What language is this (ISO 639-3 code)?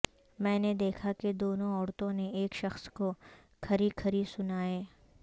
urd